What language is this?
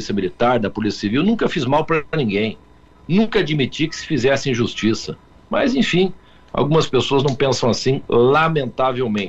Portuguese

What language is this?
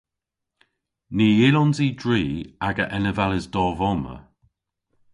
Cornish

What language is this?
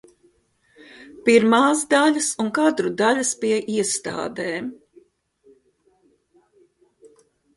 Latvian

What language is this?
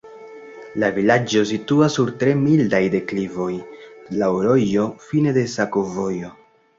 Esperanto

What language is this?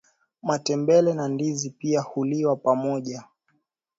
Swahili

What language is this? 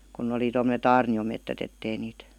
Finnish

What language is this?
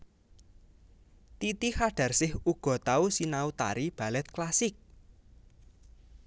Javanese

